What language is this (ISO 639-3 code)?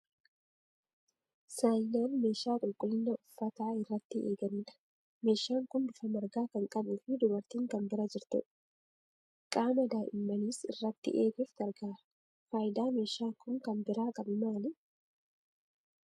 orm